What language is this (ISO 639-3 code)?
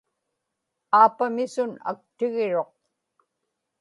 ipk